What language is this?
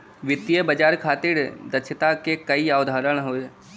Bhojpuri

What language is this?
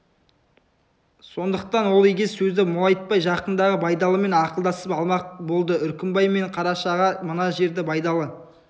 Kazakh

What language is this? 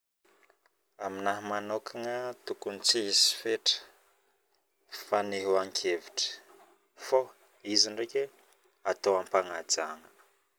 Northern Betsimisaraka Malagasy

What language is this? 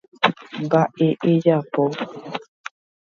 Guarani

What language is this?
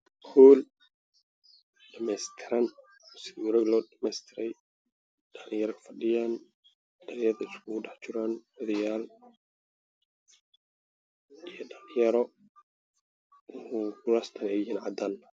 Somali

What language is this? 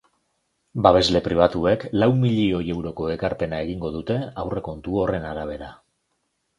Basque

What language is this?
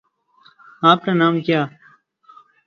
Urdu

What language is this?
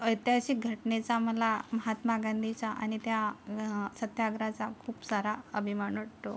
Marathi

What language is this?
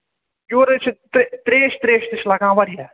Kashmiri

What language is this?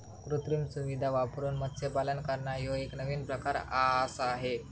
Marathi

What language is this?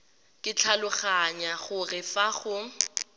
Tswana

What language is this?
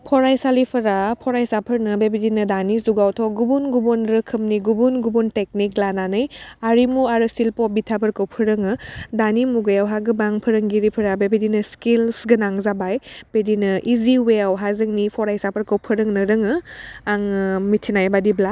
Bodo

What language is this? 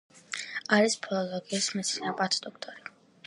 Georgian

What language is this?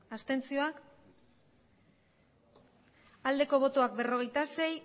Basque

